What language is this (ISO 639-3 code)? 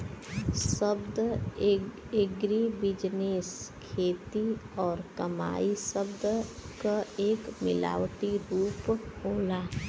bho